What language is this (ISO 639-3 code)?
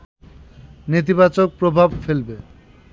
ben